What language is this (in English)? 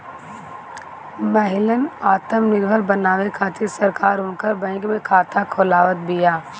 Bhojpuri